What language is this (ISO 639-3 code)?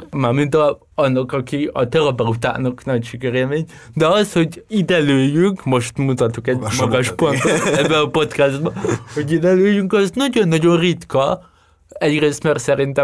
hun